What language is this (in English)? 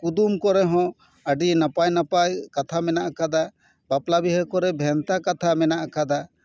Santali